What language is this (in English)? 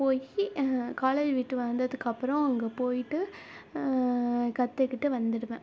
Tamil